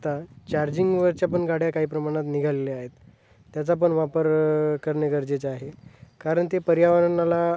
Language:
Marathi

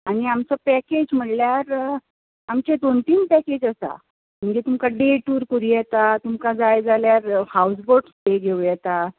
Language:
Konkani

